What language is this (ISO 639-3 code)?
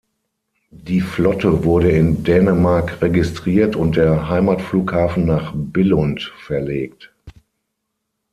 deu